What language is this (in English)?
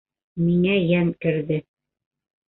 Bashkir